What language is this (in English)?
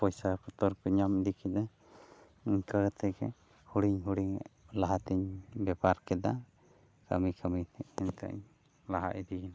Santali